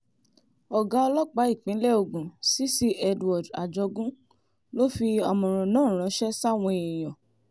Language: Yoruba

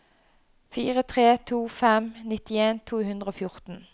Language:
Norwegian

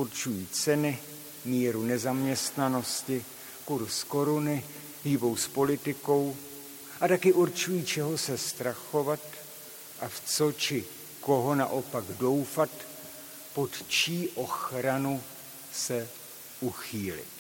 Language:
Czech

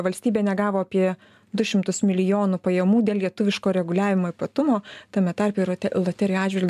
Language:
Lithuanian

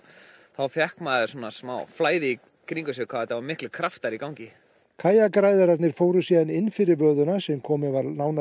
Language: Icelandic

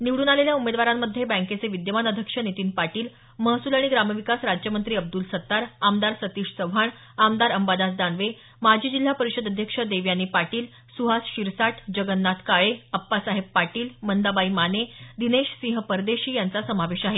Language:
Marathi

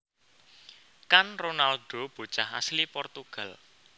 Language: Javanese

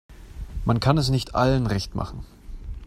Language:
German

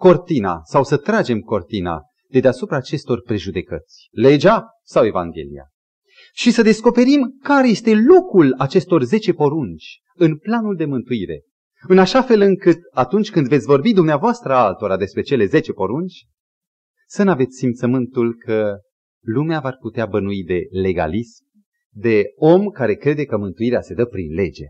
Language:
Romanian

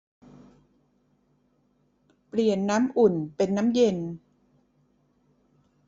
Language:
Thai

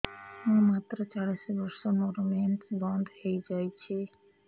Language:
Odia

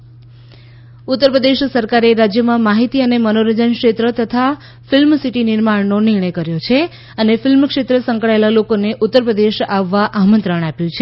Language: Gujarati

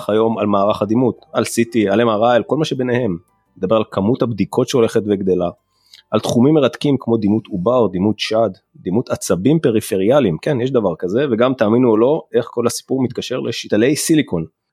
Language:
Hebrew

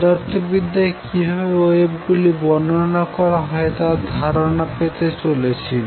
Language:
Bangla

